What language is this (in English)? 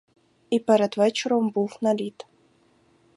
Ukrainian